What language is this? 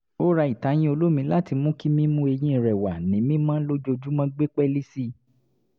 Yoruba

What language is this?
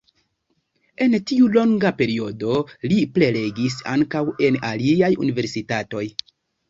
Esperanto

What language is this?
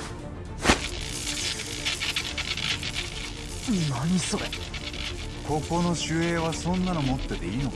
Japanese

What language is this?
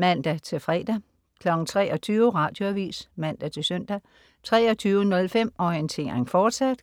Danish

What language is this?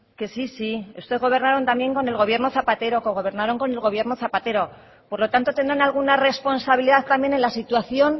Spanish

